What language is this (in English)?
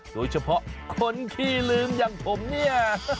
Thai